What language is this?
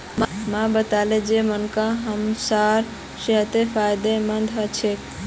Magahi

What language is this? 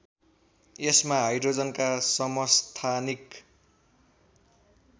Nepali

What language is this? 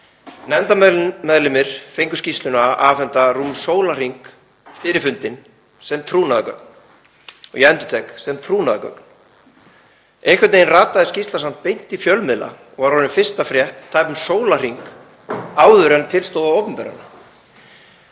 Icelandic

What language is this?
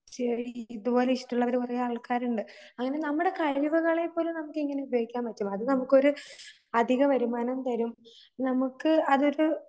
Malayalam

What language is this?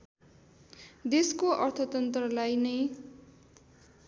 Nepali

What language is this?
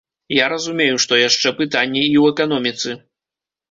Belarusian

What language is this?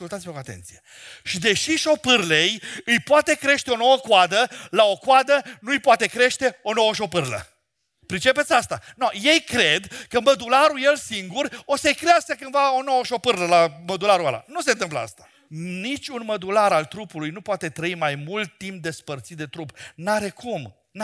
Romanian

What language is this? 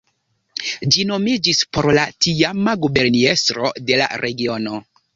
Esperanto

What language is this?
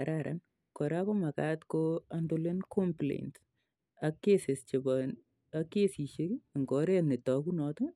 Kalenjin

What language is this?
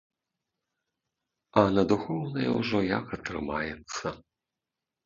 Belarusian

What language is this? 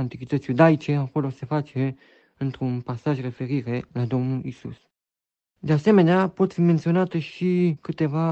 Romanian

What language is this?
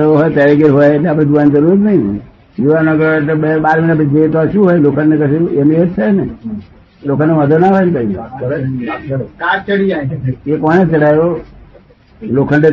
Gujarati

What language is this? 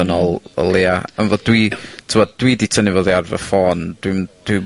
Welsh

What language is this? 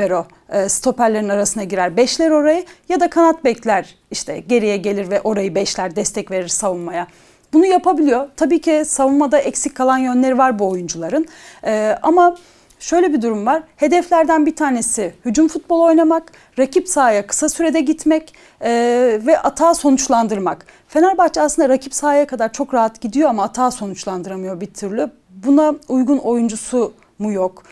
Turkish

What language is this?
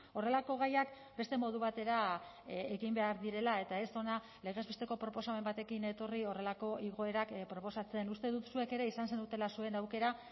Basque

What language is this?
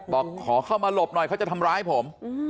Thai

